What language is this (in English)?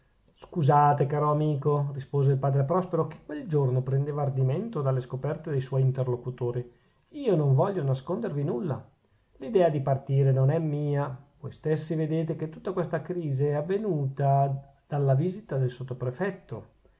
Italian